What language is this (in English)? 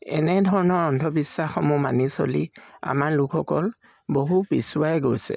Assamese